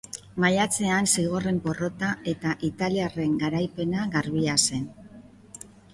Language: Basque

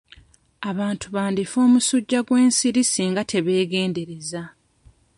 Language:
Ganda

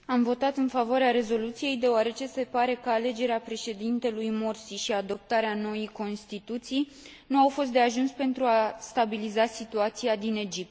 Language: Romanian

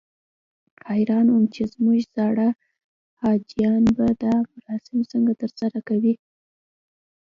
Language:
Pashto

